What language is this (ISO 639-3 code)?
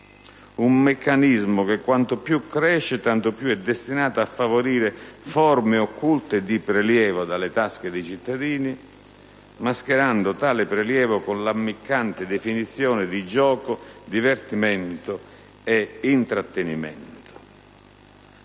ita